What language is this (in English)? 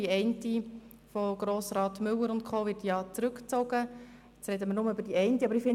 Swiss German